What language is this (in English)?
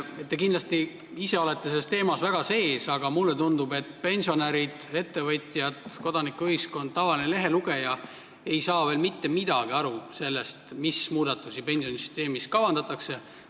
Estonian